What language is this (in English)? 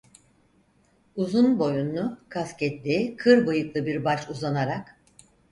Turkish